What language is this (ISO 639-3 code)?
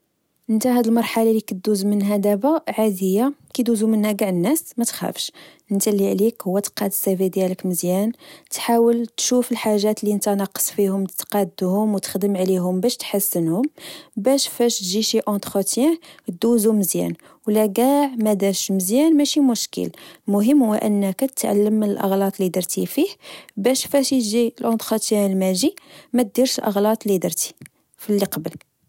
ary